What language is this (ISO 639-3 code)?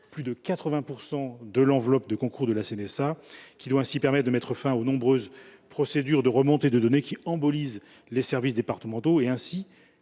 fra